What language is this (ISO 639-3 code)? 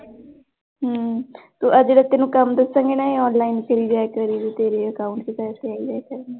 pan